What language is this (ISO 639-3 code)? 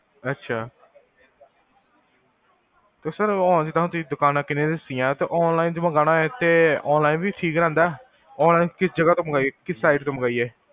pan